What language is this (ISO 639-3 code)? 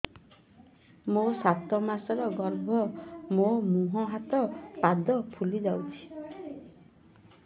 ori